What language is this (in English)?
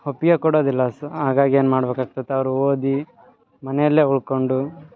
Kannada